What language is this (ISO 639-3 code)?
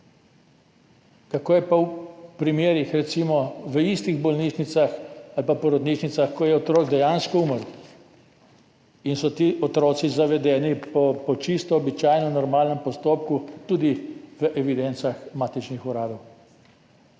slv